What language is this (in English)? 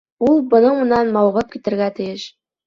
Bashkir